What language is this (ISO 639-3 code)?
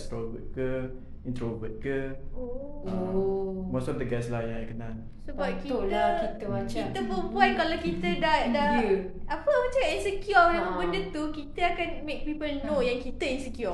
msa